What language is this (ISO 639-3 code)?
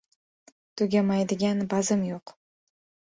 uzb